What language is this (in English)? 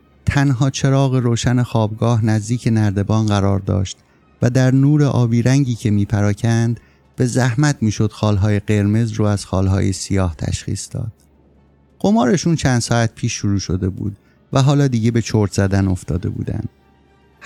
Persian